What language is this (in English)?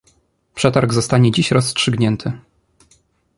Polish